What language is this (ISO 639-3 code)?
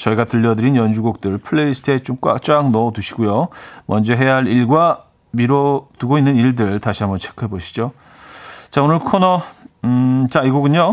kor